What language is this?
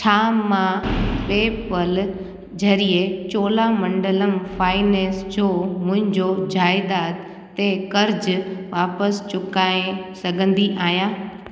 Sindhi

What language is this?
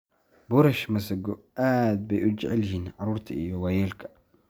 Somali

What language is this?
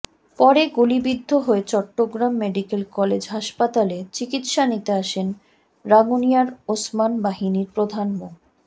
Bangla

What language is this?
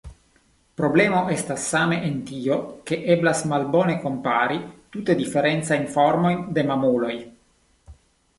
Esperanto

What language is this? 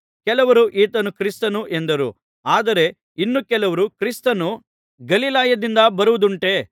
Kannada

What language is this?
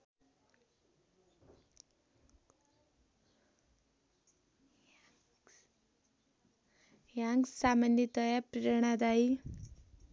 Nepali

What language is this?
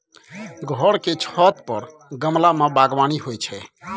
Maithili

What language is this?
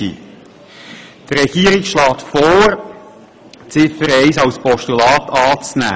Swiss German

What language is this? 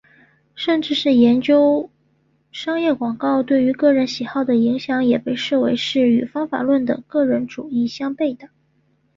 Chinese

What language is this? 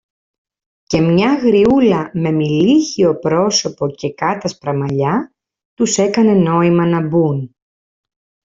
Greek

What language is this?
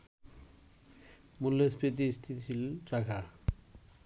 Bangla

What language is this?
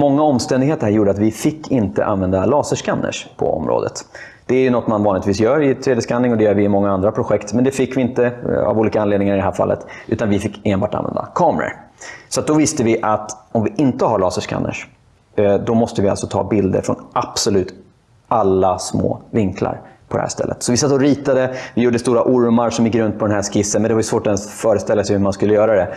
Swedish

